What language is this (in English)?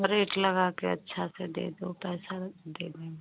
Hindi